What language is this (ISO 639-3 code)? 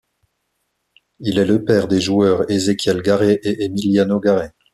fra